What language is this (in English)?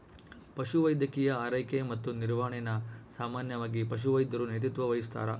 Kannada